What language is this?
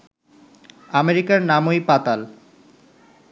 Bangla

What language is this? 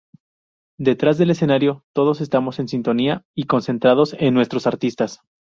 Spanish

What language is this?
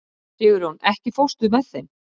Icelandic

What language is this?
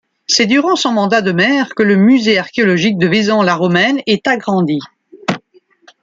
French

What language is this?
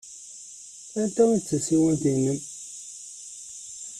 Kabyle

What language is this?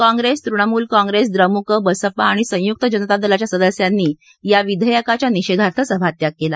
Marathi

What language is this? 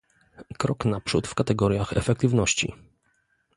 Polish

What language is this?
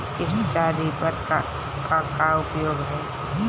Bhojpuri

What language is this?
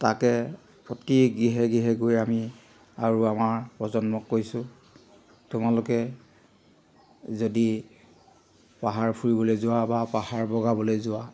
Assamese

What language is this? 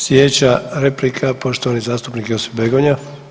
Croatian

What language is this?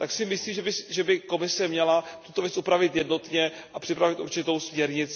Czech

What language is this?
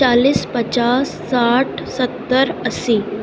Urdu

